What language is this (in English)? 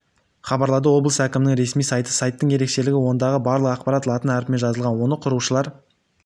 Kazakh